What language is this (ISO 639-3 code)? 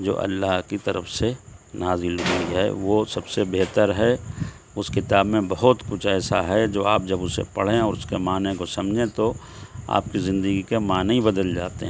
urd